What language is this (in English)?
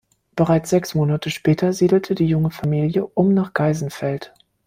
German